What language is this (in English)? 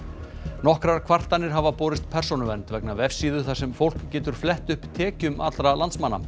Icelandic